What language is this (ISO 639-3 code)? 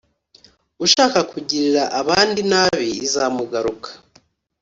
kin